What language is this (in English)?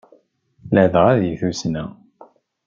Kabyle